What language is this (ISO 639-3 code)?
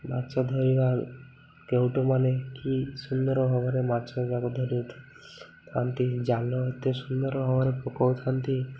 ori